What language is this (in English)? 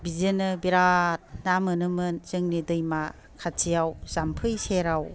Bodo